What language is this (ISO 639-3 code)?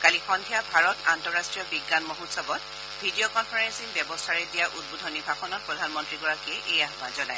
asm